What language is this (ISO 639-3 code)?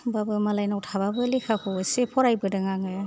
brx